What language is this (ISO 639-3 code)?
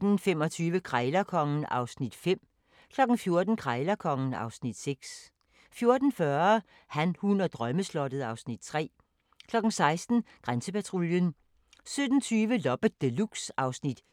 dan